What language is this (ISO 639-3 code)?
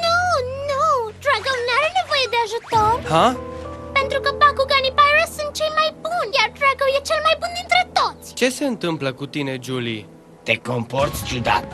ron